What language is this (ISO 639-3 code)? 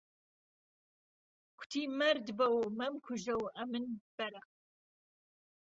ckb